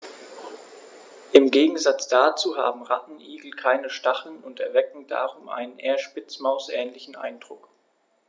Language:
German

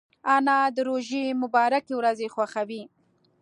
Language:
Pashto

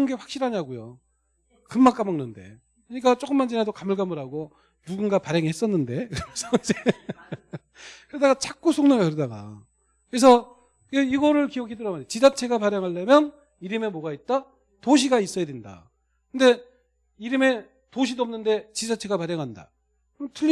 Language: Korean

